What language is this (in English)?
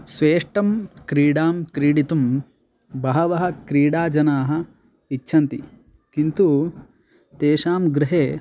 Sanskrit